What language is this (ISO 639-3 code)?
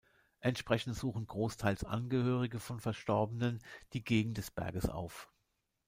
deu